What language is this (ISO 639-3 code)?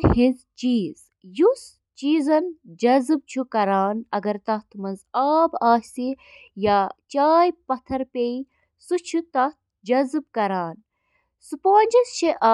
kas